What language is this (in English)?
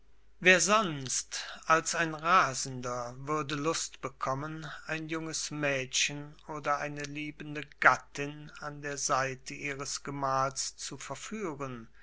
German